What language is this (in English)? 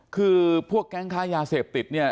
Thai